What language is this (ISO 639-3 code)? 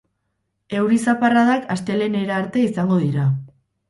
eus